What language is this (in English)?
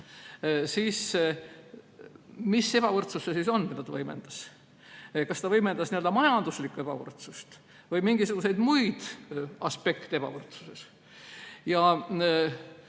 Estonian